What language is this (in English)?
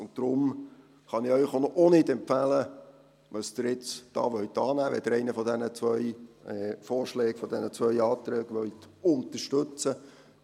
Swiss German